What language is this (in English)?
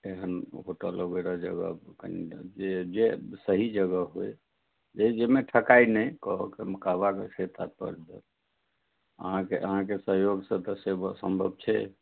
Maithili